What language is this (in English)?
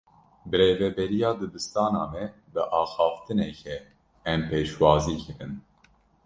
Kurdish